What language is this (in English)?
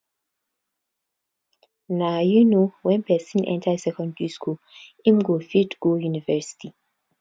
Nigerian Pidgin